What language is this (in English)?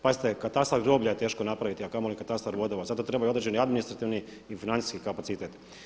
Croatian